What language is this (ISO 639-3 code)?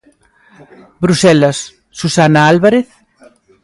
glg